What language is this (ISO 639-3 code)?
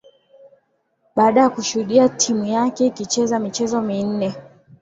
swa